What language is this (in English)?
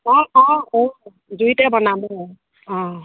Assamese